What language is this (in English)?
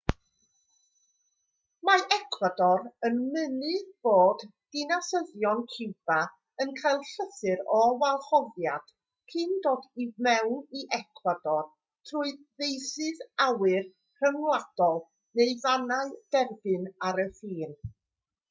Welsh